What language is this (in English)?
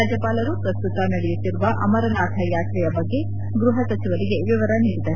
Kannada